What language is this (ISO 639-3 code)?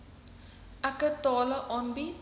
afr